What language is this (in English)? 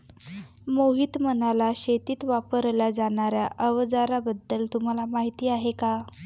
Marathi